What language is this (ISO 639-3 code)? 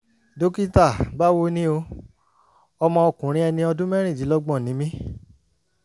yor